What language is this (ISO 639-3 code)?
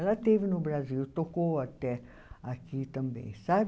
por